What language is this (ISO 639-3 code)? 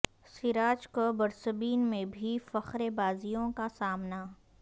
urd